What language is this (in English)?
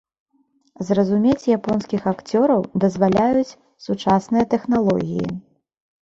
Belarusian